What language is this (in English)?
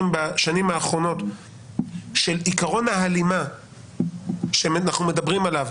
Hebrew